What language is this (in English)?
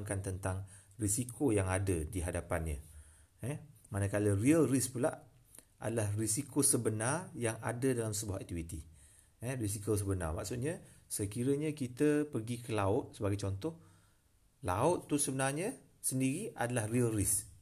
Malay